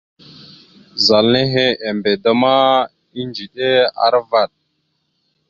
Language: Mada (Cameroon)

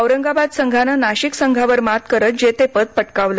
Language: Marathi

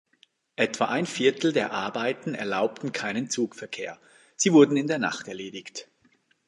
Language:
German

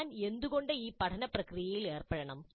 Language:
Malayalam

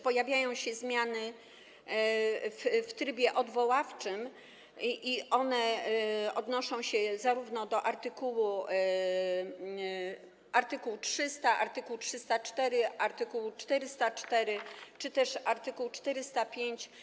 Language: Polish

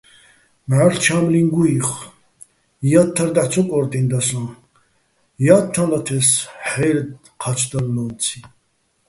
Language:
Bats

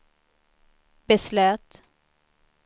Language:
Swedish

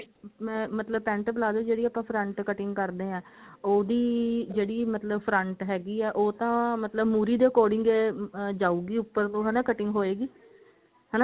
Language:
Punjabi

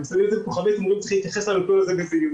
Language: Hebrew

